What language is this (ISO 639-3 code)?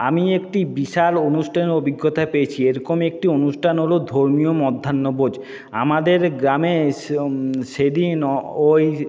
ben